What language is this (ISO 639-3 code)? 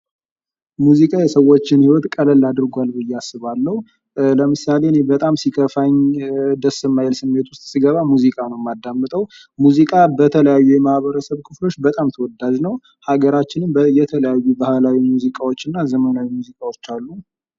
amh